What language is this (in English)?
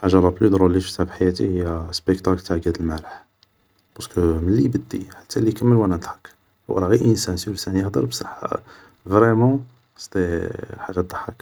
Algerian Arabic